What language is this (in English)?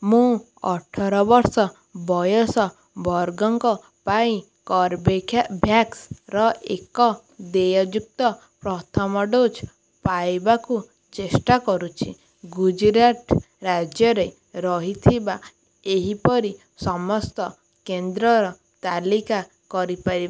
Odia